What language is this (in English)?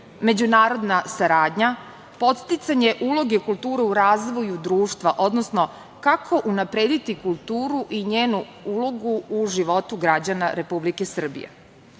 Serbian